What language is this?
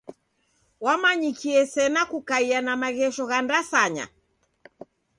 Taita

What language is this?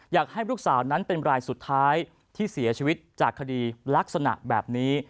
Thai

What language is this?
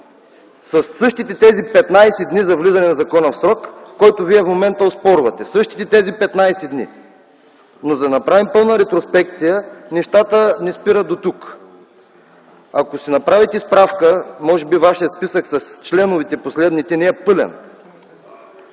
Bulgarian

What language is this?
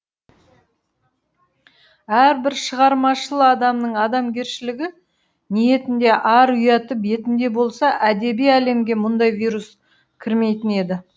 Kazakh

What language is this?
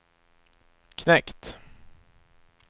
Swedish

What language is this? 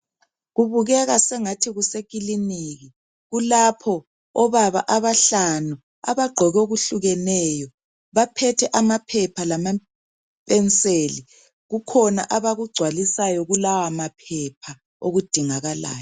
North Ndebele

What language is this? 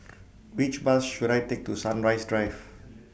English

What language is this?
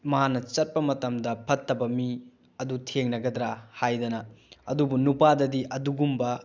Manipuri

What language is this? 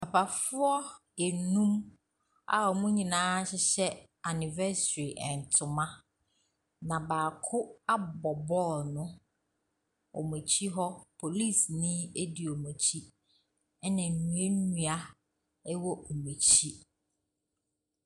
Akan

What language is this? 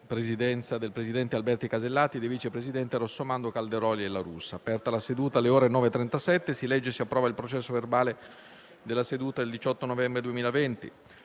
Italian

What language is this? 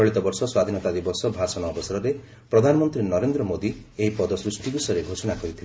Odia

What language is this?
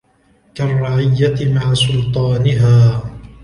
Arabic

